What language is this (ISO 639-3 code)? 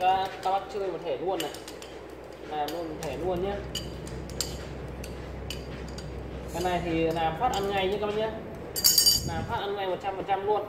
vie